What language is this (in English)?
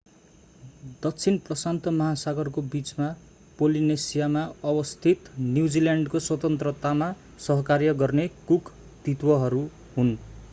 Nepali